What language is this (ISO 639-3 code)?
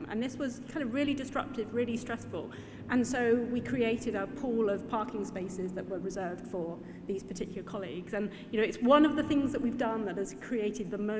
eng